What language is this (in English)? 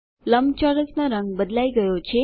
Gujarati